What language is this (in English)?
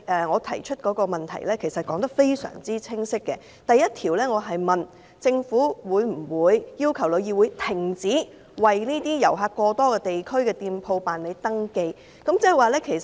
Cantonese